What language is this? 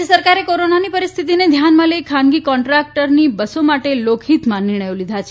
Gujarati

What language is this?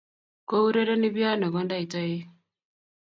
Kalenjin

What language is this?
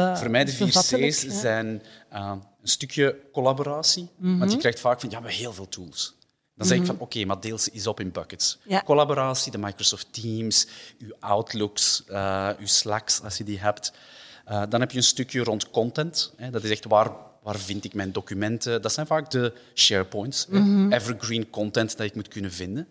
Dutch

